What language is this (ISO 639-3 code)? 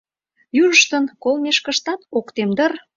chm